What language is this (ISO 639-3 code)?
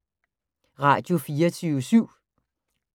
dan